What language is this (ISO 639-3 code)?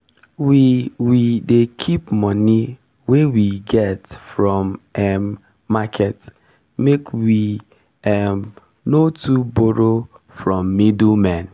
pcm